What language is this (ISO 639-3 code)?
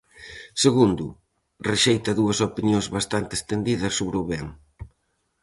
glg